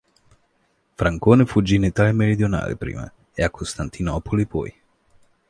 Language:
Italian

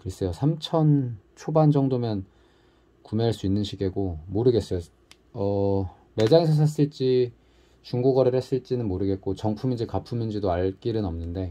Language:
Korean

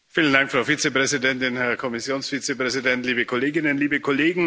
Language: German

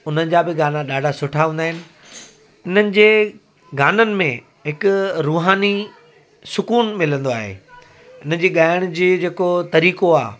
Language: Sindhi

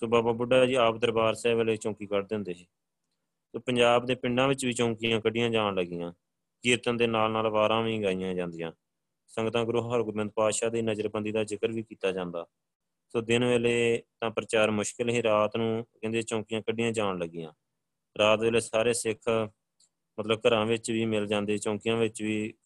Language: Punjabi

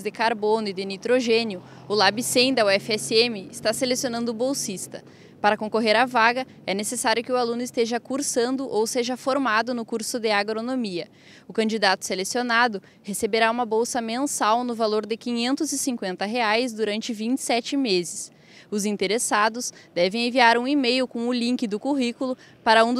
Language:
Portuguese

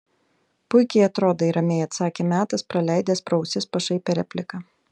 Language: Lithuanian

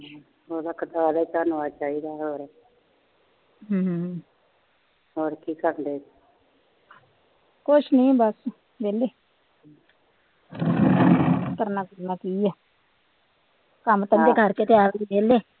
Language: Punjabi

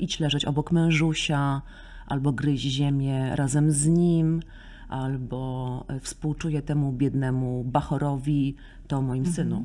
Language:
Polish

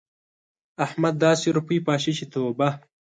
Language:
Pashto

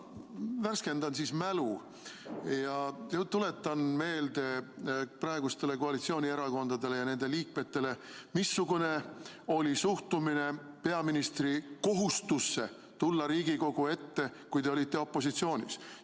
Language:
Estonian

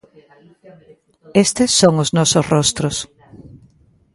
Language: Galician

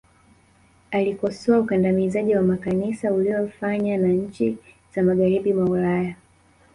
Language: Swahili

